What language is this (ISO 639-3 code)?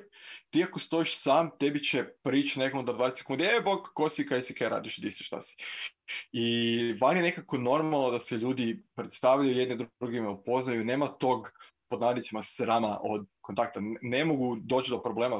hrv